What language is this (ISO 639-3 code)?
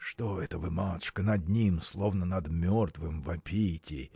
rus